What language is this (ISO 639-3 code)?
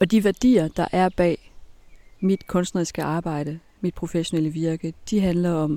dan